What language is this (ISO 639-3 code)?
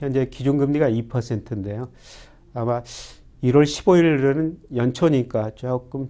kor